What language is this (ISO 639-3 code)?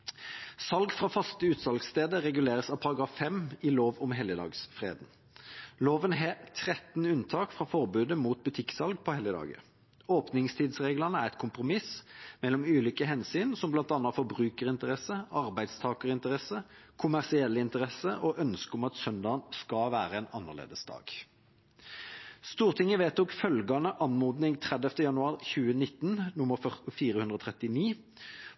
nob